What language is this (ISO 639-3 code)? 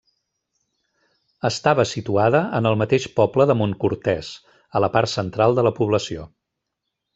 cat